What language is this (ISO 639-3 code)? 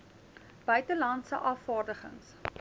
afr